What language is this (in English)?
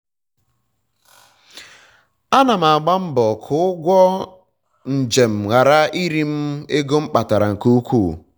Igbo